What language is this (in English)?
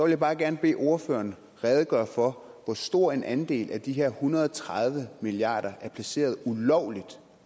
Danish